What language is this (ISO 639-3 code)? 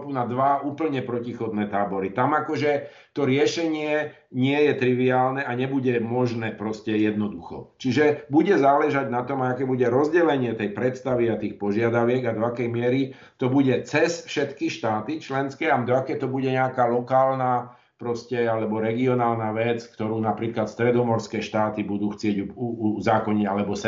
slk